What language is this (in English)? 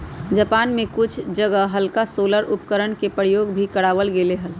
Magahi